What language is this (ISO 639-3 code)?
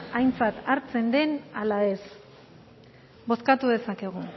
eus